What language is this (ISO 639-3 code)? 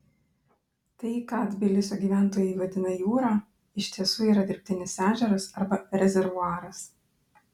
lit